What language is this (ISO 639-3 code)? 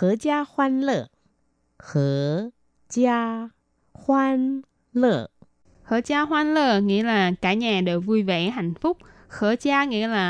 vie